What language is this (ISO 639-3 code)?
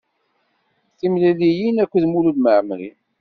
kab